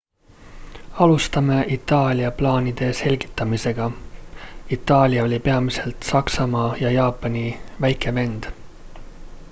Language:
Estonian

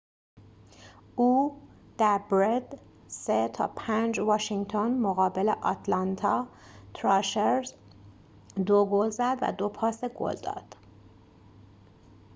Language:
Persian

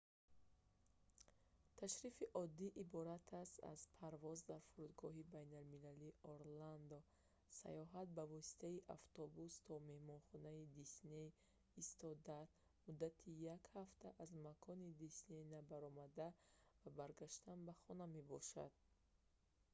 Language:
Tajik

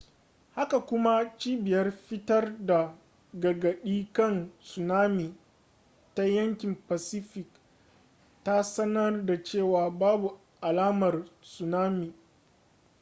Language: Hausa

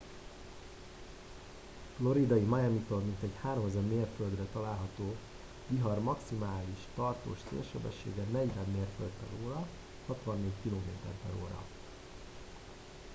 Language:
Hungarian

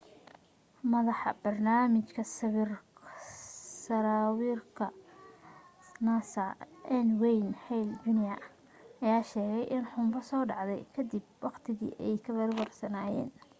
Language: Somali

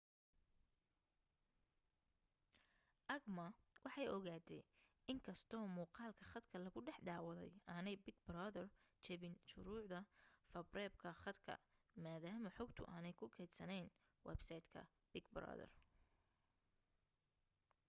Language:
Somali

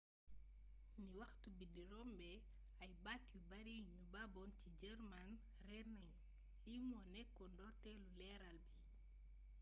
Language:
Wolof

